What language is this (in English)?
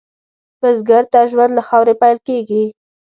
Pashto